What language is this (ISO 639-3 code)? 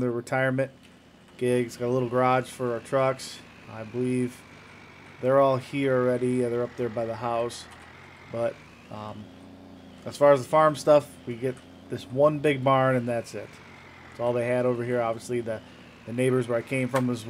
eng